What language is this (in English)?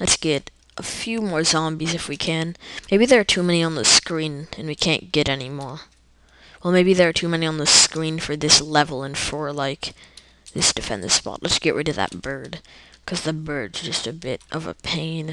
English